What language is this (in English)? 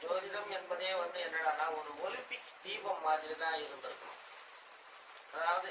Tamil